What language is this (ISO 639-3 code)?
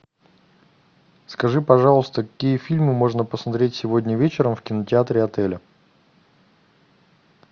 rus